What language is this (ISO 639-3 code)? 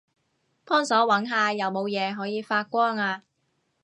yue